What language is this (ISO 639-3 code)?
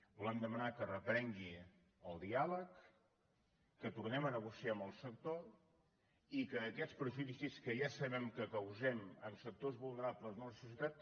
cat